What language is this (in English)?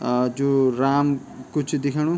Garhwali